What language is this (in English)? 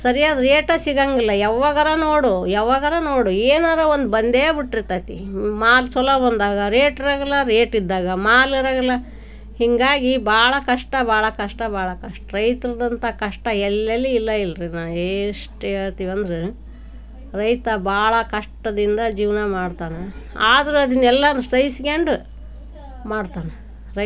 Kannada